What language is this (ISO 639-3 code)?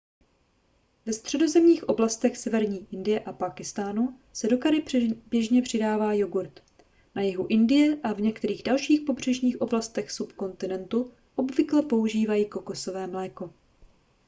ces